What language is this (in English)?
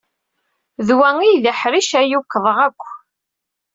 Kabyle